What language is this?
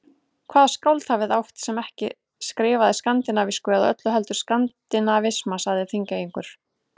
Icelandic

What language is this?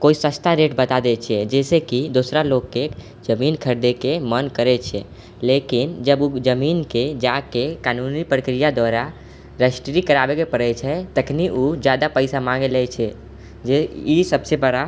Maithili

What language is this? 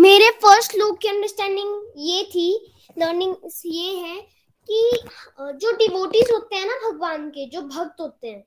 Hindi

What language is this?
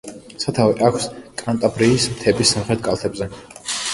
Georgian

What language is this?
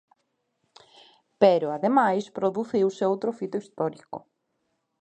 Galician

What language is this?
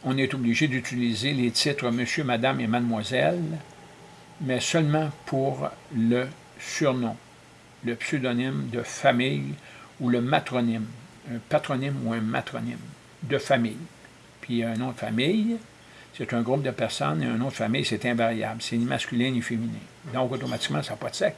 French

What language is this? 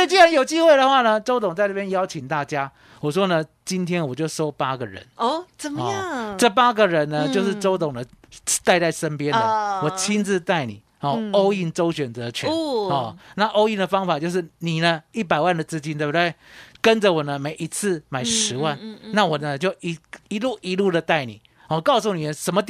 Chinese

